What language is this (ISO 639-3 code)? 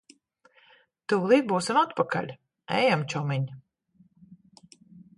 lav